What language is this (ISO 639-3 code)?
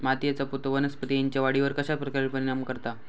mar